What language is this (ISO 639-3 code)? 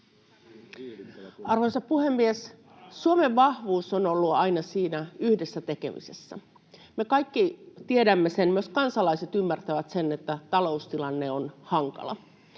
fin